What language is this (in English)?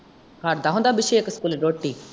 Punjabi